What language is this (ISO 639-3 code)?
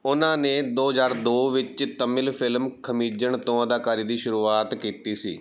pan